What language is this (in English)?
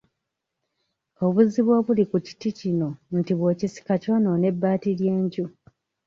Ganda